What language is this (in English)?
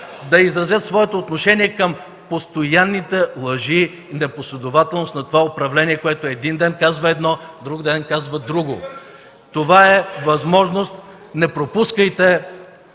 Bulgarian